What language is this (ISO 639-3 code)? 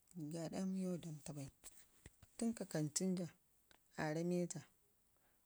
ngi